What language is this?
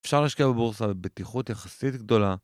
Hebrew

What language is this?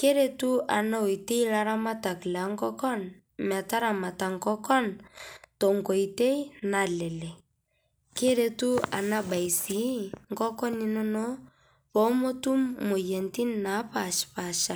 Masai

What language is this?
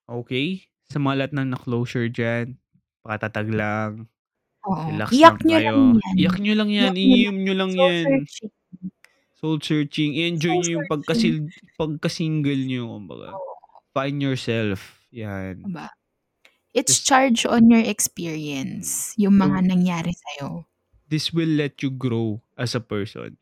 Filipino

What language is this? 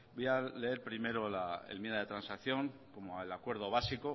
Spanish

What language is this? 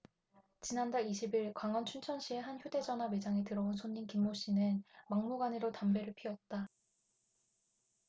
Korean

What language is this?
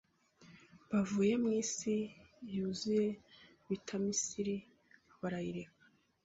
Kinyarwanda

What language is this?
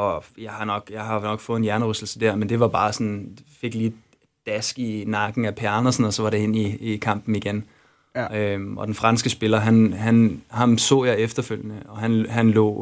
Danish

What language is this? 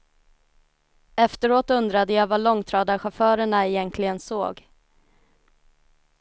Swedish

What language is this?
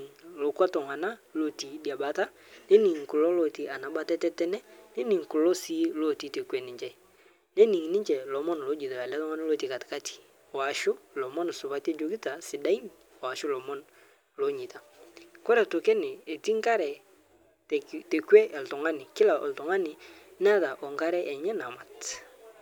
Masai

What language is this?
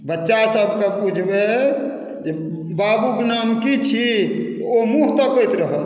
Maithili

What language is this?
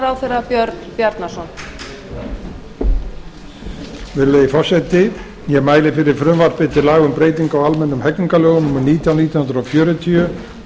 Icelandic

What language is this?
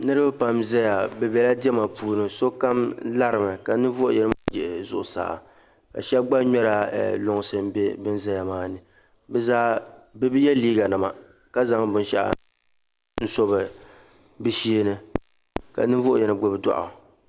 Dagbani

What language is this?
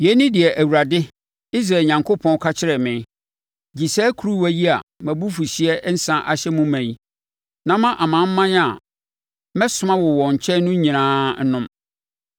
Akan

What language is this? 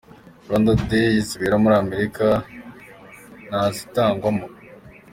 Kinyarwanda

